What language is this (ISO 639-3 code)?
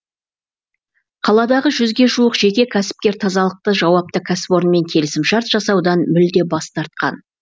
kaz